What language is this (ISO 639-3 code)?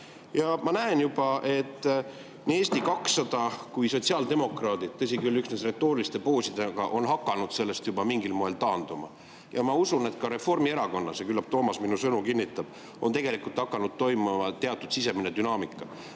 est